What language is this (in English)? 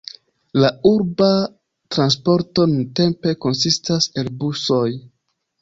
Esperanto